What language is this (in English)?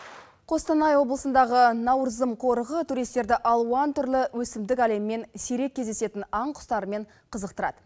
Kazakh